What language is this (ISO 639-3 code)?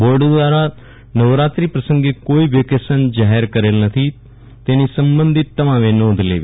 guj